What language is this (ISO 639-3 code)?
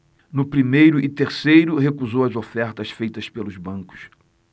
por